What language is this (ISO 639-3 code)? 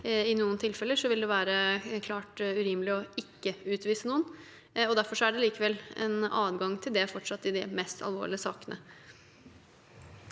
nor